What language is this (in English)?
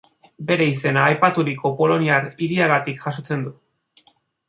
Basque